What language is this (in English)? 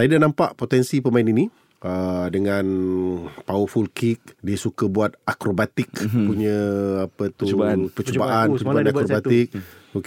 Malay